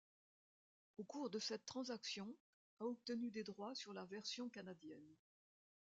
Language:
French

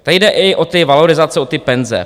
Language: Czech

